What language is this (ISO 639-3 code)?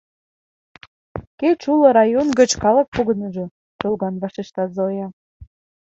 chm